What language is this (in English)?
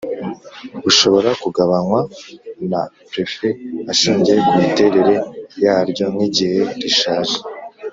Kinyarwanda